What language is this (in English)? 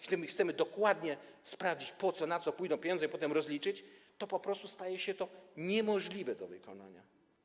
Polish